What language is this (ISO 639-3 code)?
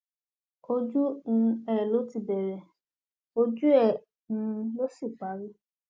yor